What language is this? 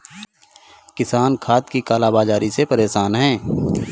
Hindi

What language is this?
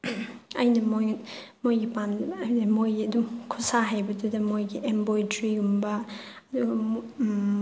Manipuri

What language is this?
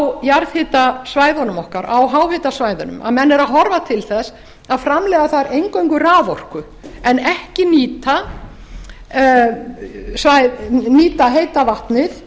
Icelandic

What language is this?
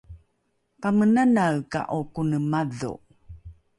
Rukai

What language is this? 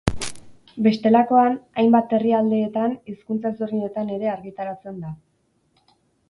Basque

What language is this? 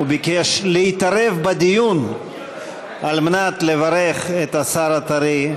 Hebrew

